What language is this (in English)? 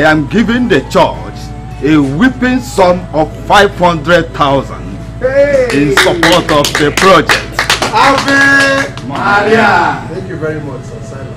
English